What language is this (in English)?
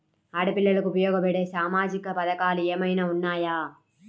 Telugu